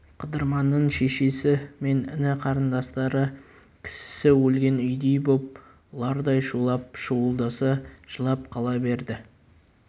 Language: Kazakh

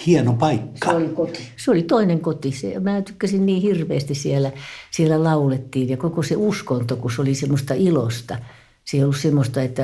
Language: Finnish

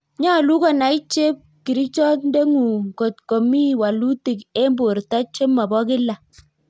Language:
Kalenjin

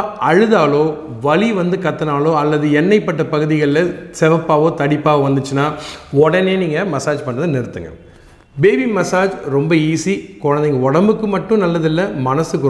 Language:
Tamil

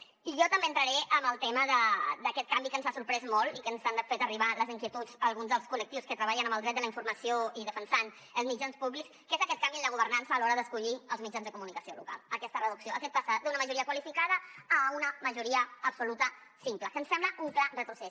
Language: Catalan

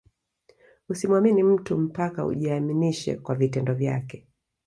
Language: Swahili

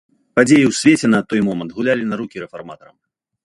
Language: Belarusian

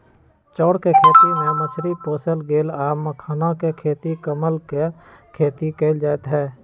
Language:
Magahi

